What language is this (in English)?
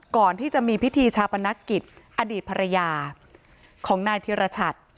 Thai